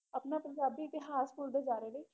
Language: Punjabi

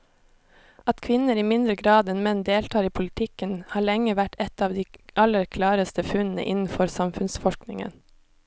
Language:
Norwegian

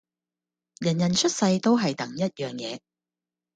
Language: Cantonese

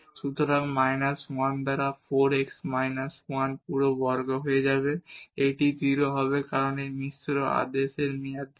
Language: Bangla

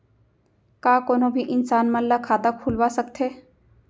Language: Chhattisgarhi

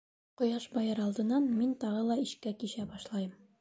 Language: Bashkir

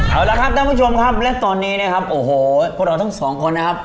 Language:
Thai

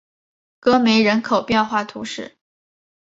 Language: Chinese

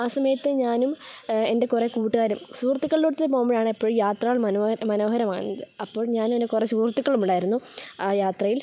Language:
Malayalam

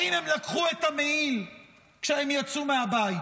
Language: Hebrew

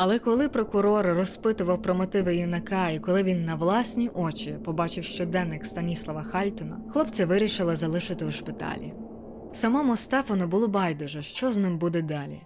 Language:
Ukrainian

